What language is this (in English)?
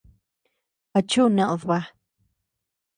Tepeuxila Cuicatec